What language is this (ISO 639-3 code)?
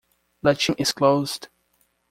eng